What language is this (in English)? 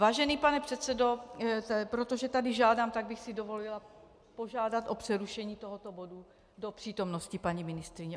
Czech